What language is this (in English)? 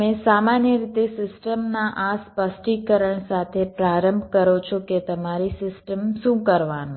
Gujarati